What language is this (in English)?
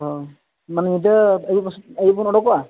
Santali